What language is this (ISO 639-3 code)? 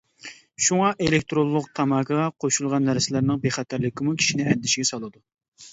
uig